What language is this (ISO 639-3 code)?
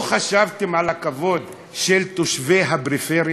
heb